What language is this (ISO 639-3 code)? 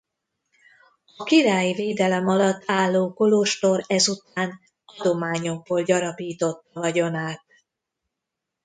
hun